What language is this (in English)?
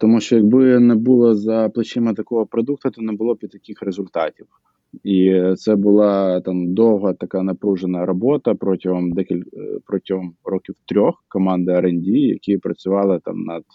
Ukrainian